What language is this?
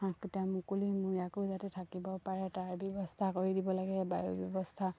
Assamese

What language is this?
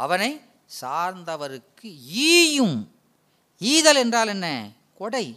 Tamil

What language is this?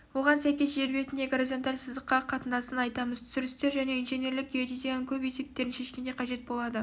Kazakh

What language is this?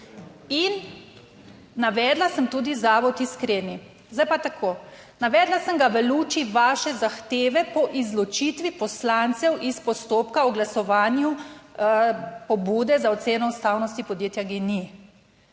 Slovenian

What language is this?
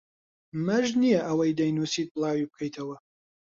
Central Kurdish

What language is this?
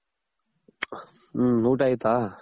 Kannada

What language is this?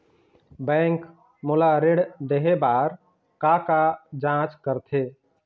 Chhattisgarhi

